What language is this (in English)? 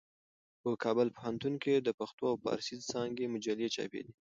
Pashto